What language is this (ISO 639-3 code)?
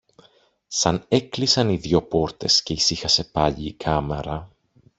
ell